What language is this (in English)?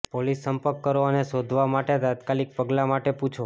Gujarati